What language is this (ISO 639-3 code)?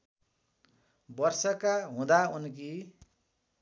nep